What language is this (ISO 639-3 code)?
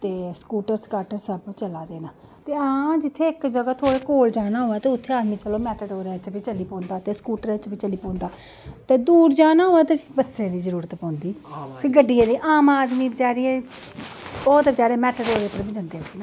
doi